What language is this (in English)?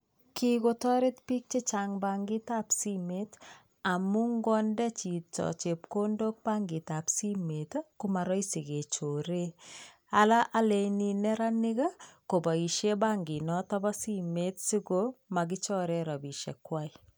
Kalenjin